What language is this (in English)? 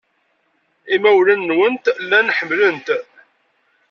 Kabyle